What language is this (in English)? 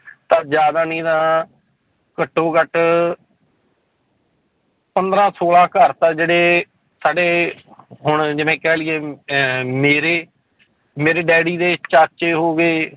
Punjabi